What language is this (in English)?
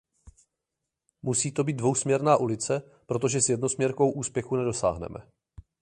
Czech